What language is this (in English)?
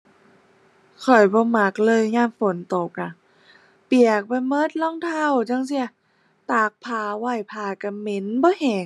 Thai